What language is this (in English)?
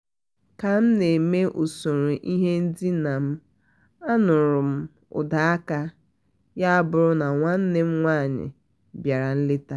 Igbo